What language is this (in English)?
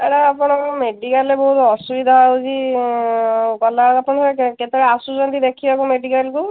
Odia